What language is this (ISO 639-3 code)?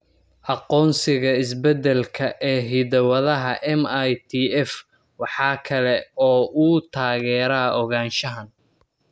som